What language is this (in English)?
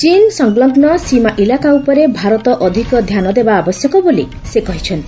Odia